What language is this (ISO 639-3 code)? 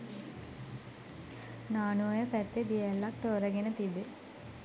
sin